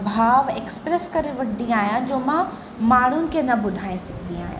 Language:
Sindhi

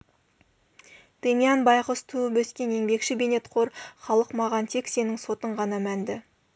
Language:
Kazakh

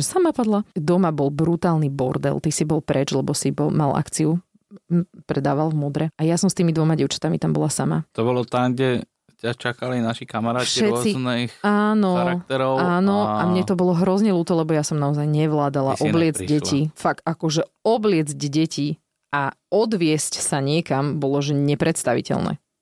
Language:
Slovak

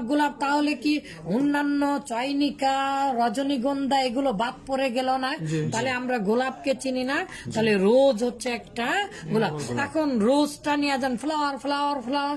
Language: Romanian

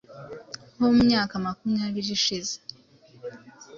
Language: Kinyarwanda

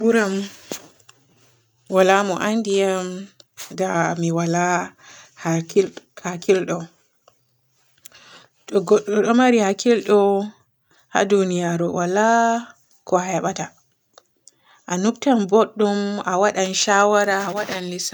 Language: Borgu Fulfulde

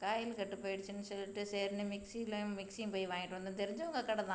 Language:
Tamil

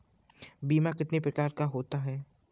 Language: Hindi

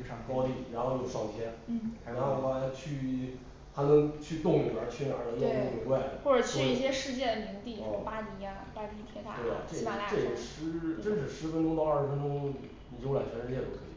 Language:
Chinese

